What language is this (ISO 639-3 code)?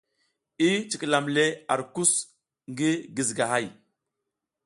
giz